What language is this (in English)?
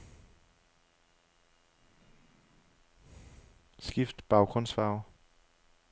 Danish